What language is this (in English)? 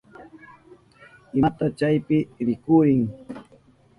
Southern Pastaza Quechua